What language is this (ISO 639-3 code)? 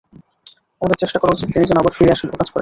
ben